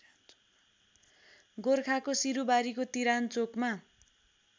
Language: Nepali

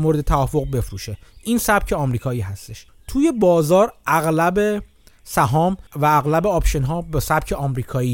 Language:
Persian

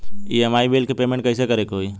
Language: Bhojpuri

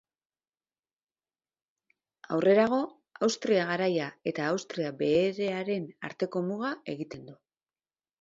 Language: Basque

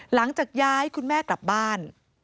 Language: Thai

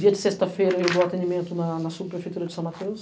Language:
Portuguese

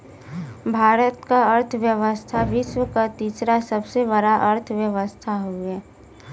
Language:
Bhojpuri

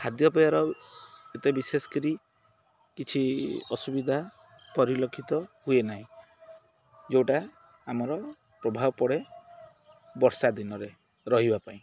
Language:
Odia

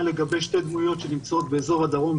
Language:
Hebrew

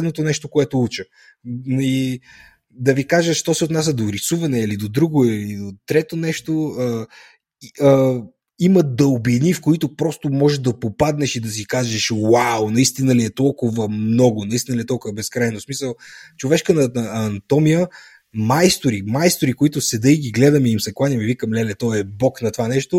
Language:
Bulgarian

